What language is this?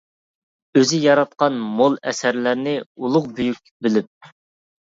Uyghur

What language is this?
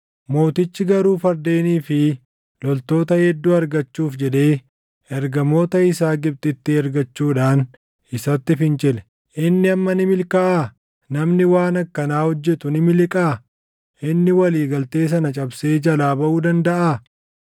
Oromo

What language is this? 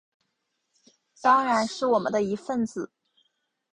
Chinese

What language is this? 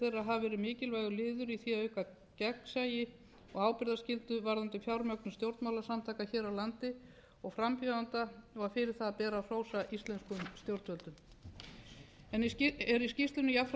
Icelandic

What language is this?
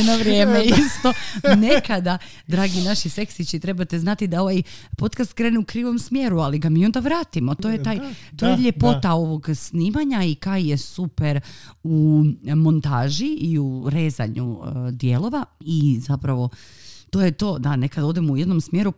Croatian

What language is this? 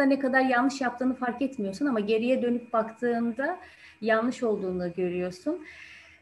Turkish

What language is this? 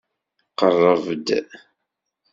Kabyle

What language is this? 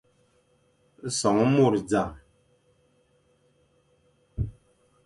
Fang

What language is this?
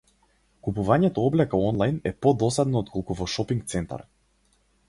Macedonian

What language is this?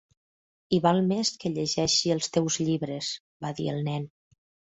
Catalan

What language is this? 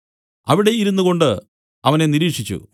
Malayalam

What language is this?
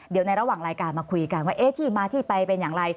Thai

